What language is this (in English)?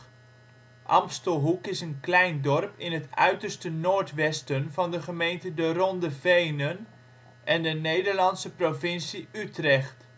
Dutch